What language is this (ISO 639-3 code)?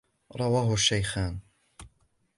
ara